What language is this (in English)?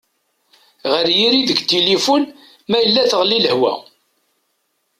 Kabyle